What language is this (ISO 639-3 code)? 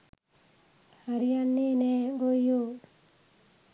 sin